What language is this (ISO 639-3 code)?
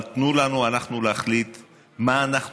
heb